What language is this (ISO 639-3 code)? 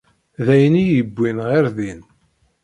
kab